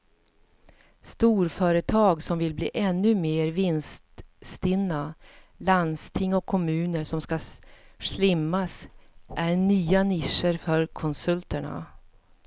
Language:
Swedish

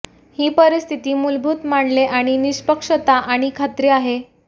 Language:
Marathi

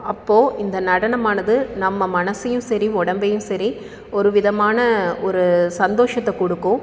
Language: Tamil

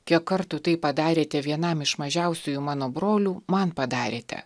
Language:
Lithuanian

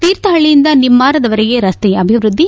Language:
Kannada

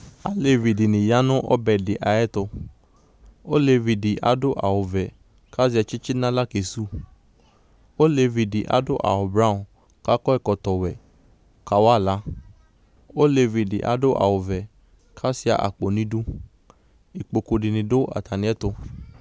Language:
Ikposo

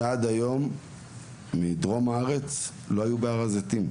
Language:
Hebrew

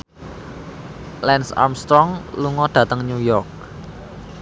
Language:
Javanese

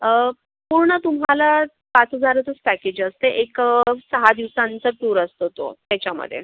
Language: Marathi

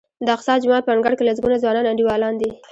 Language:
Pashto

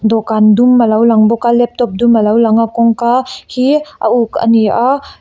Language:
Mizo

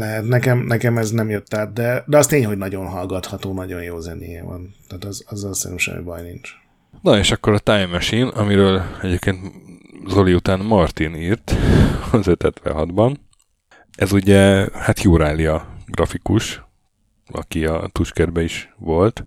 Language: Hungarian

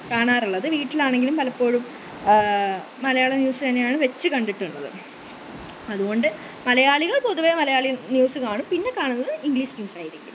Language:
Malayalam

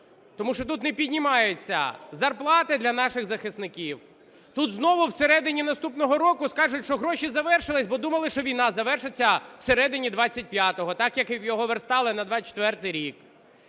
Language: Ukrainian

